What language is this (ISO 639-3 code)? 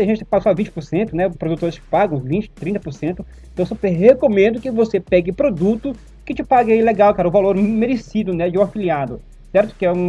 por